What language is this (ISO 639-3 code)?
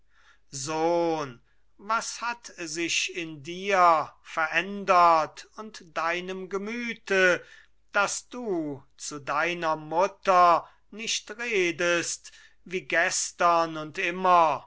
deu